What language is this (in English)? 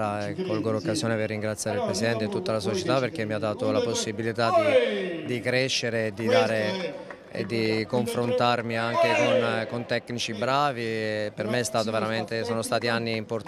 Italian